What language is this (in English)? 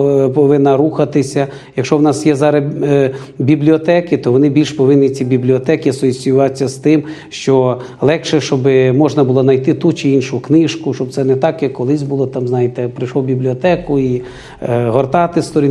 Ukrainian